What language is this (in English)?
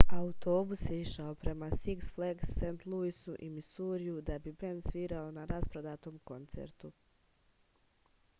Serbian